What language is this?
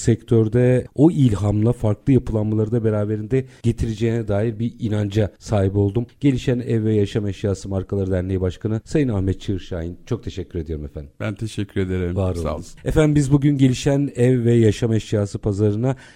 Turkish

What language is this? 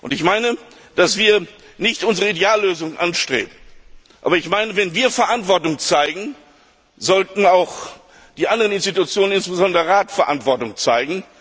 German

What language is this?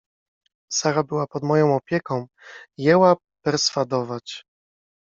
Polish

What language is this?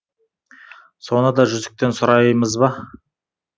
Kazakh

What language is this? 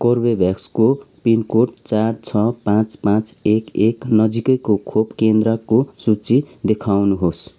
Nepali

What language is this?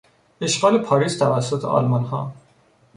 Persian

